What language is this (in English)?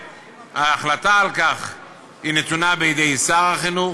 Hebrew